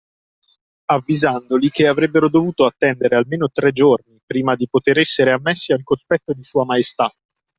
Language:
Italian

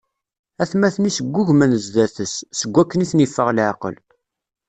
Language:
Kabyle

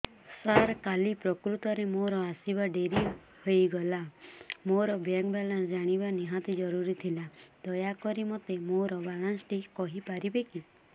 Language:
Odia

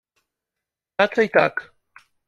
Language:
Polish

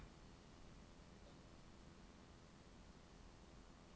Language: Norwegian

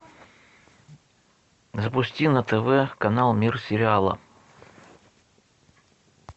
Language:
Russian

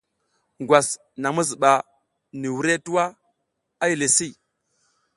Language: South Giziga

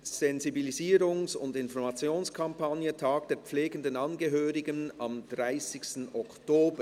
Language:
Swiss German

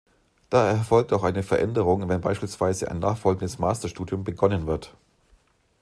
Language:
German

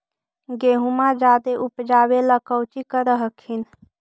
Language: Magahi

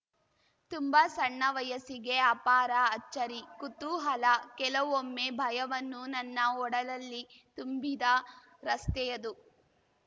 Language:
Kannada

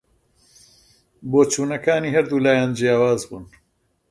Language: Central Kurdish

